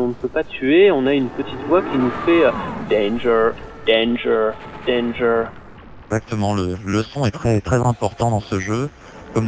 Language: French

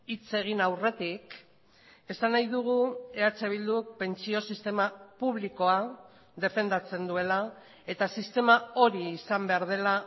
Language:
Basque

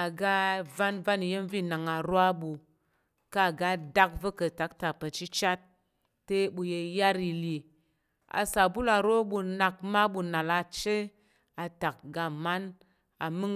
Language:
Tarok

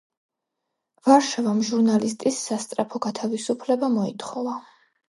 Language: Georgian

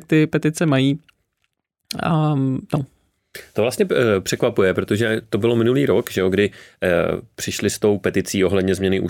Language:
Czech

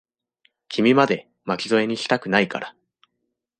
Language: Japanese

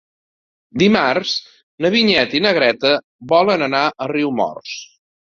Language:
Catalan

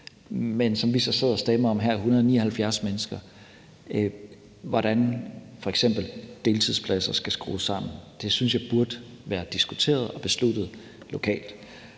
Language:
Danish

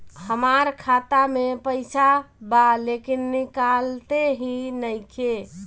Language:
Bhojpuri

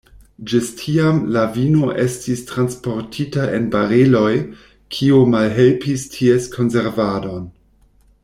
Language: Esperanto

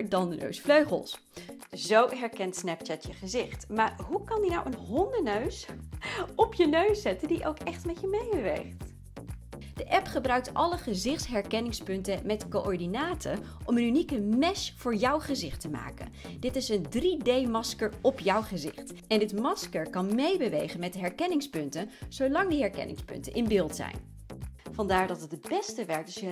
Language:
Dutch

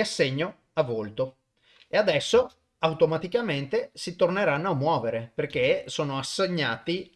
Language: Italian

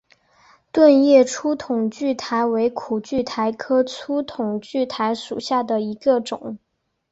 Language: Chinese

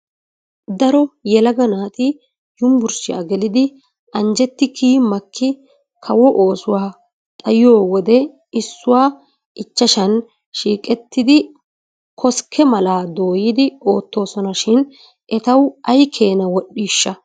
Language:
Wolaytta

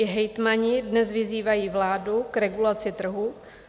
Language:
Czech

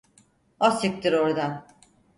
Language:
Turkish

